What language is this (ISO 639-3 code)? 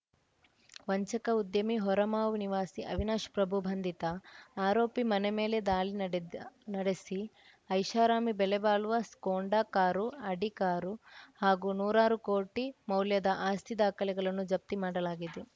kan